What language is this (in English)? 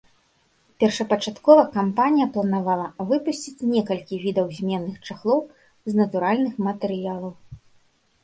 Belarusian